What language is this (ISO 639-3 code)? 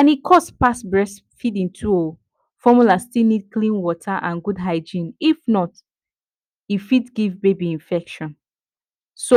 pcm